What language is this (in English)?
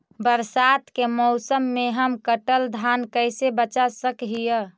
Magahi